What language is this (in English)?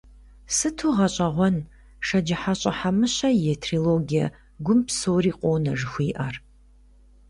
Kabardian